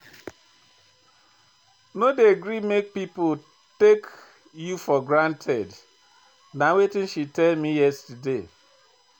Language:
Nigerian Pidgin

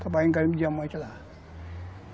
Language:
Portuguese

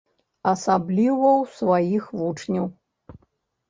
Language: Belarusian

